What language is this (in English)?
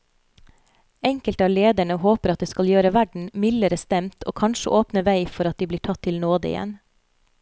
Norwegian